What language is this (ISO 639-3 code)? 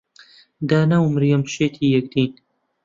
ckb